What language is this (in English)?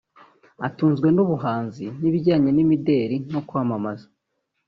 Kinyarwanda